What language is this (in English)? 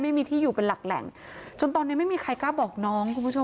Thai